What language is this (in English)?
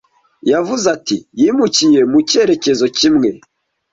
Kinyarwanda